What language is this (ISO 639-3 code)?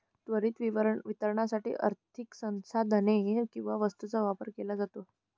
mar